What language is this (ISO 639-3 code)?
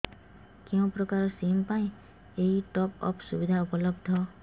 ori